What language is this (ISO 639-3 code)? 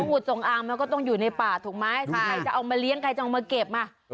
tha